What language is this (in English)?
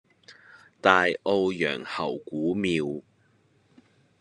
Cantonese